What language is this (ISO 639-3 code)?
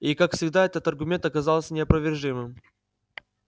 rus